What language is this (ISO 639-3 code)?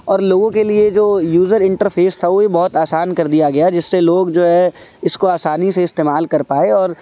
urd